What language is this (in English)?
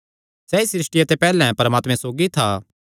Kangri